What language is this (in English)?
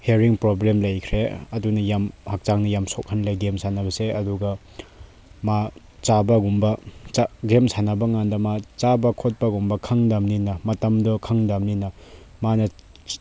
Manipuri